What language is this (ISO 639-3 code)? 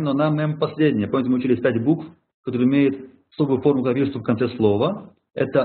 rus